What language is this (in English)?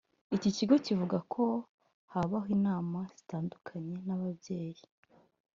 Kinyarwanda